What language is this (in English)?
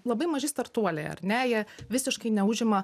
Lithuanian